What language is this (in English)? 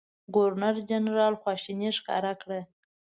Pashto